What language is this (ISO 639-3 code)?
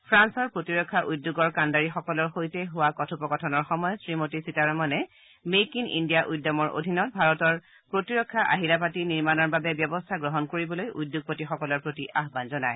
asm